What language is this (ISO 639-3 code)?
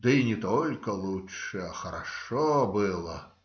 rus